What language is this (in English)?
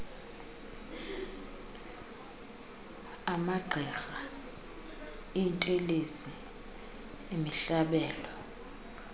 Xhosa